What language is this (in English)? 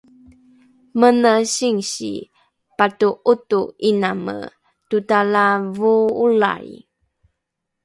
Rukai